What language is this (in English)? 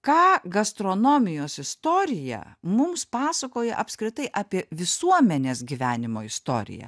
Lithuanian